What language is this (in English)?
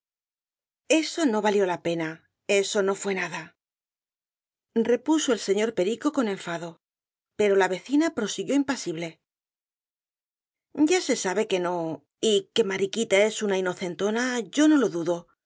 Spanish